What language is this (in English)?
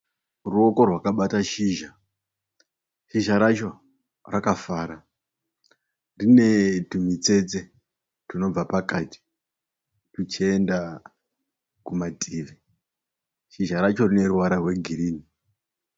Shona